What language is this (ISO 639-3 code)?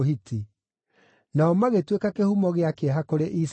kik